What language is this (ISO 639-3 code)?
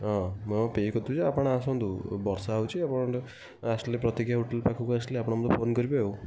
ori